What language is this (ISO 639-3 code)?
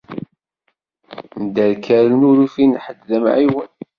kab